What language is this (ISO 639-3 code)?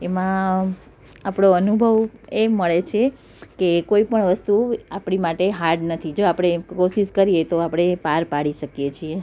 guj